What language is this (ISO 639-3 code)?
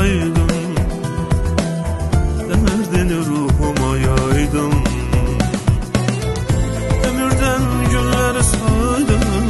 tur